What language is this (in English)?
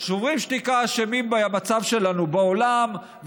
Hebrew